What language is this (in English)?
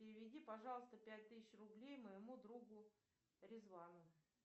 Russian